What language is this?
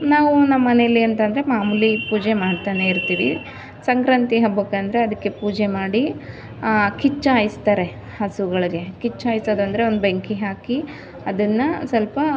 Kannada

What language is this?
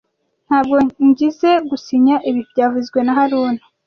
Kinyarwanda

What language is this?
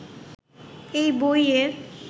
Bangla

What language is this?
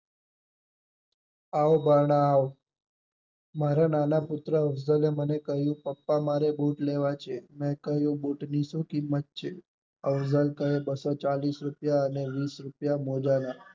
Gujarati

